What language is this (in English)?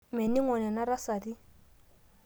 Masai